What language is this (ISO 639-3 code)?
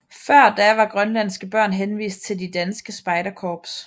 dan